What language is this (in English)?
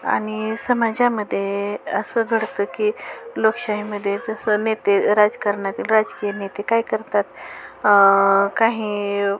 Marathi